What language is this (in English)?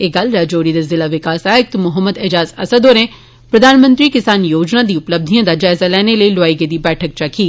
Dogri